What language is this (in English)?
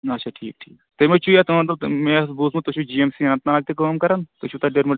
Kashmiri